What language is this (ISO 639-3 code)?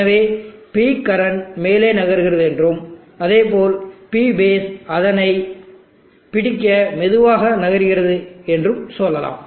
tam